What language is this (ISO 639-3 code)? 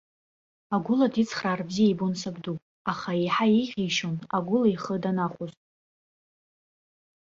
abk